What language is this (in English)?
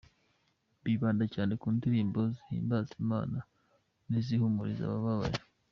Kinyarwanda